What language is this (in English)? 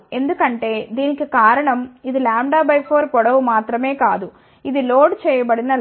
Telugu